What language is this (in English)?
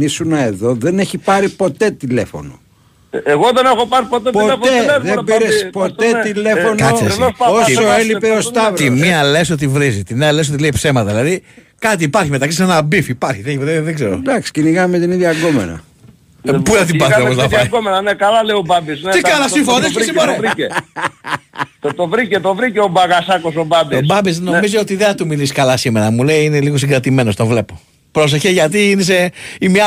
Greek